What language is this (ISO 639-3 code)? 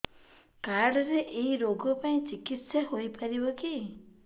ori